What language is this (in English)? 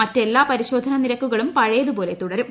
Malayalam